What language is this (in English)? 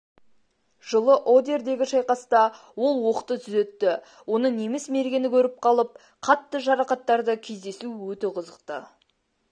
Kazakh